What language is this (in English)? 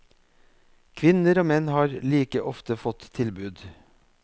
Norwegian